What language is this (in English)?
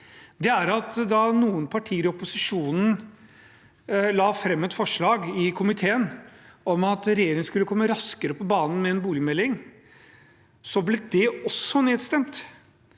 Norwegian